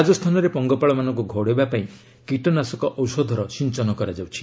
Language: Odia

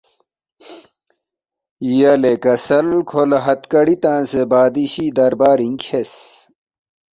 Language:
Balti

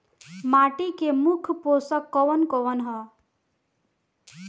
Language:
Bhojpuri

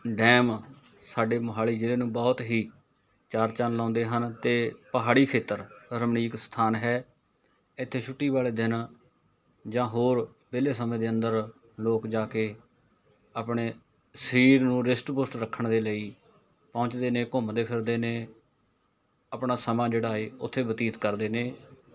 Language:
Punjabi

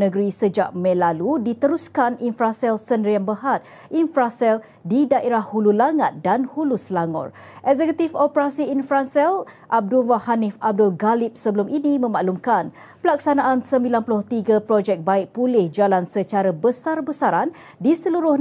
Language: Malay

